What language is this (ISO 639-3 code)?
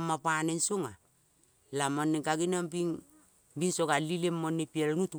kol